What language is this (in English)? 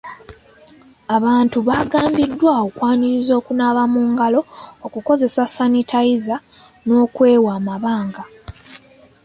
Ganda